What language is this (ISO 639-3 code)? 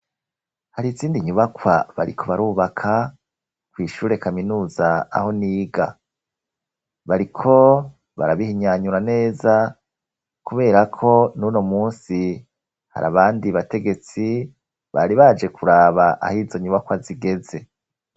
run